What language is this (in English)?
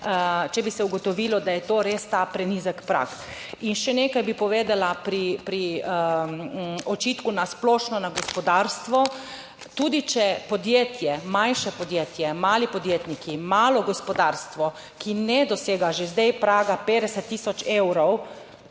Slovenian